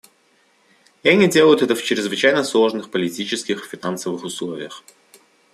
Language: Russian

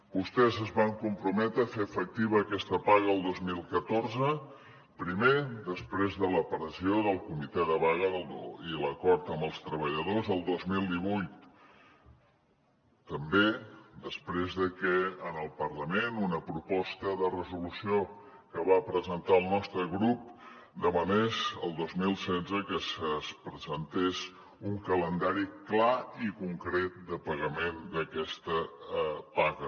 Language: Catalan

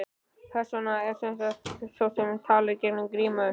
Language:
Icelandic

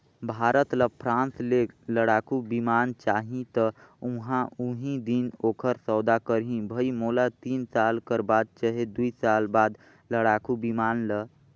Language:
Chhattisgarhi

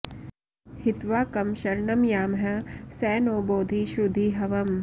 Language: Sanskrit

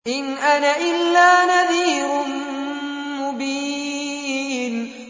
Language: Arabic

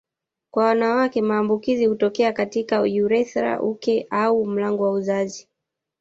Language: Swahili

